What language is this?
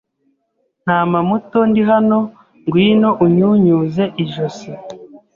Kinyarwanda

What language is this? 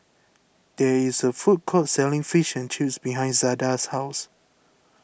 English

